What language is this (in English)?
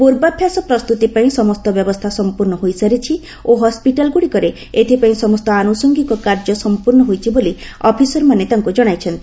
Odia